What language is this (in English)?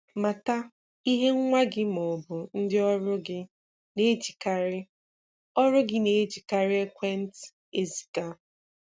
Igbo